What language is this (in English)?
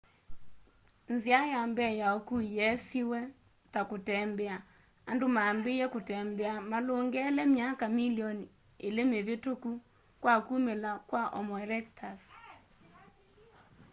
Kamba